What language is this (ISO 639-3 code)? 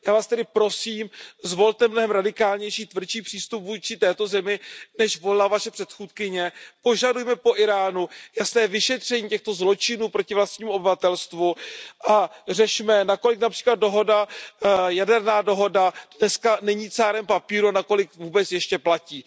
ces